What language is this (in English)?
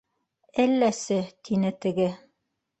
Bashkir